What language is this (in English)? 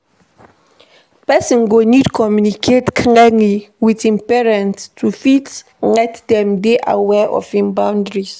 Nigerian Pidgin